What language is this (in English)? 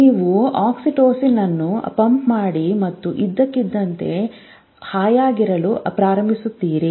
Kannada